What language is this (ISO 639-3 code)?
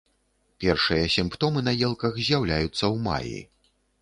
bel